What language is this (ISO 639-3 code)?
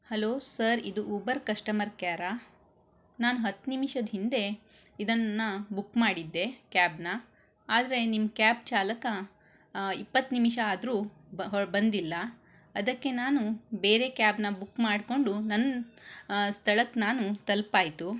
kan